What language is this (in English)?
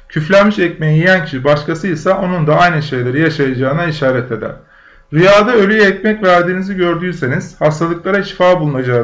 Turkish